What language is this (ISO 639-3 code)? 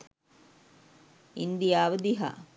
sin